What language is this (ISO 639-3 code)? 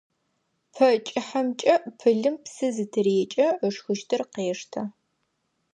ady